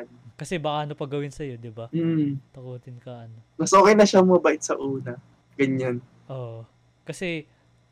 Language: Filipino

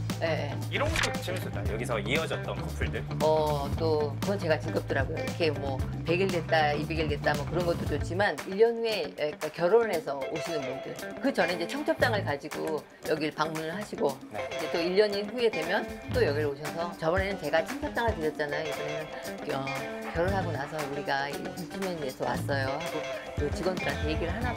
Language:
Korean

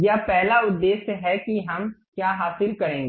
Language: Hindi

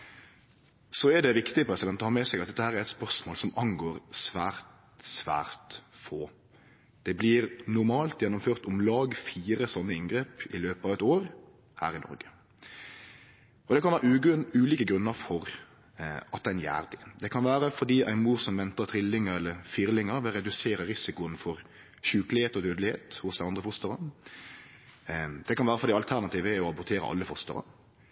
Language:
Norwegian Nynorsk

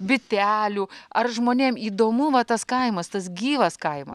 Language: Lithuanian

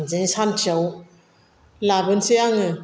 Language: Bodo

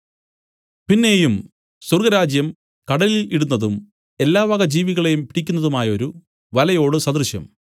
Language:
Malayalam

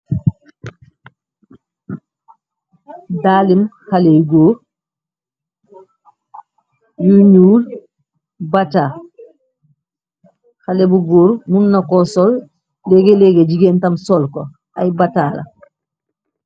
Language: Wolof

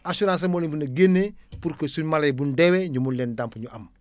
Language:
Wolof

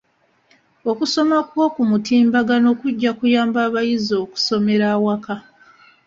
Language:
Ganda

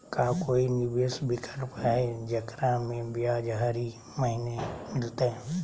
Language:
Magahi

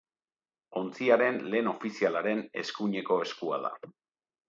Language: Basque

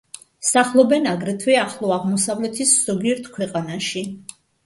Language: Georgian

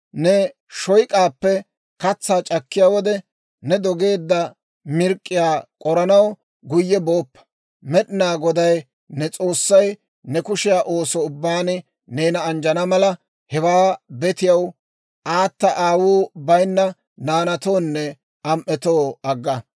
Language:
Dawro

